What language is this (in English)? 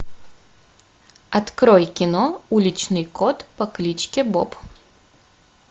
Russian